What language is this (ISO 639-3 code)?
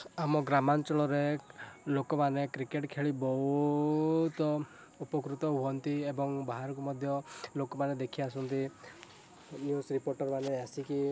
ori